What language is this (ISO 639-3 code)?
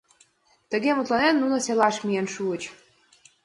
chm